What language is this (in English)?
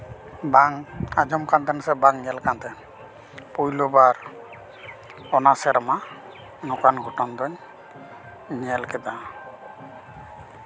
Santali